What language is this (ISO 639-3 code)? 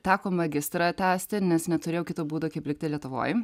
lit